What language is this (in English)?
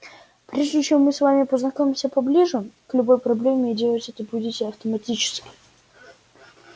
Russian